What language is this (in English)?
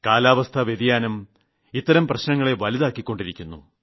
Malayalam